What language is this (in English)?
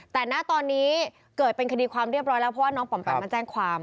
Thai